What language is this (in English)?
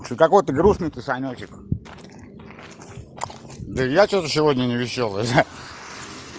Russian